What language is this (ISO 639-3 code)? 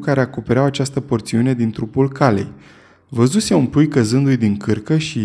ron